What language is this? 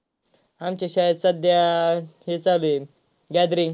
Marathi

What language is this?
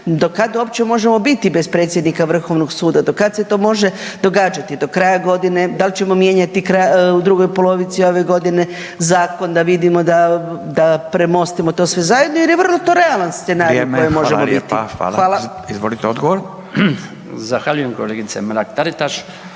Croatian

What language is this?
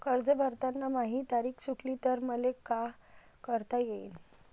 Marathi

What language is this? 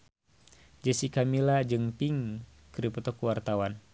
Sundanese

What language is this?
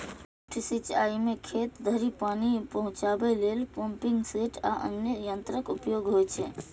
Maithili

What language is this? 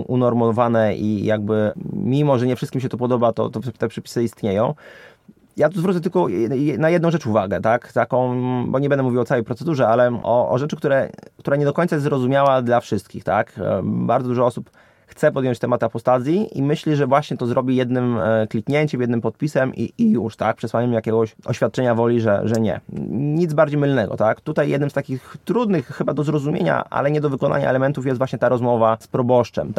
Polish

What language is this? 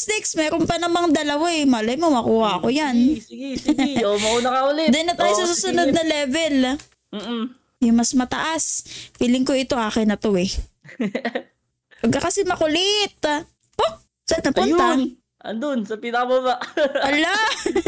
Filipino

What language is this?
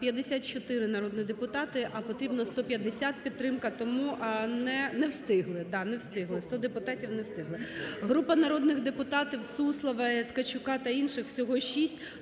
Ukrainian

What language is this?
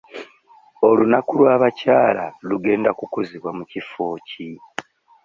Ganda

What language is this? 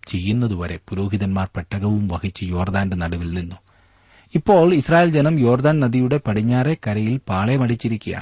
Malayalam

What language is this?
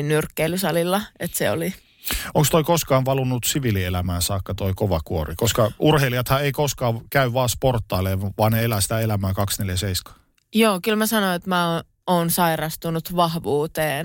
Finnish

